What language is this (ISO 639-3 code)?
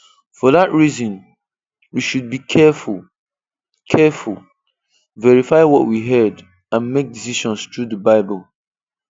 ibo